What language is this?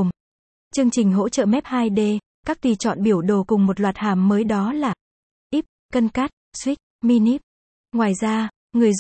Vietnamese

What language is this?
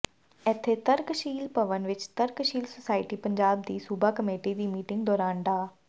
Punjabi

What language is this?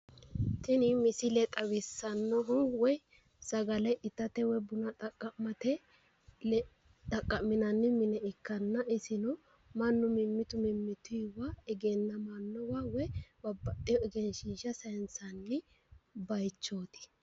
Sidamo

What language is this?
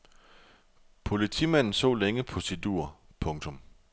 Danish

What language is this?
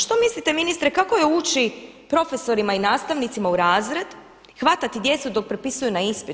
Croatian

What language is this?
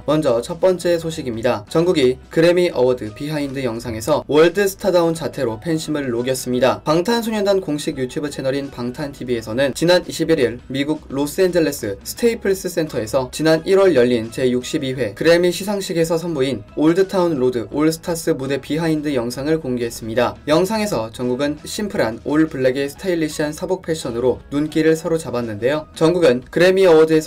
Korean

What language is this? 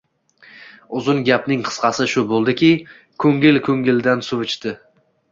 Uzbek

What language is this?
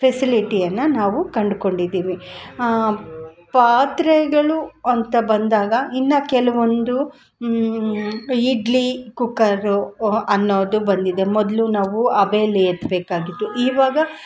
Kannada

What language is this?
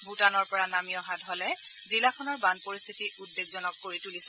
Assamese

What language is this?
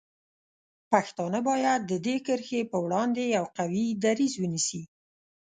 Pashto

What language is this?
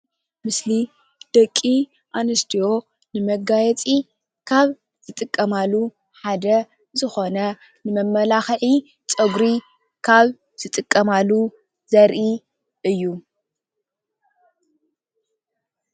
Tigrinya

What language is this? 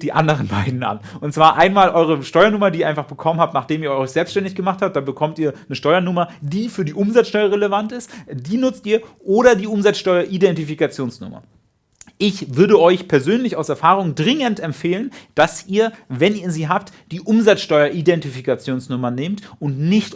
German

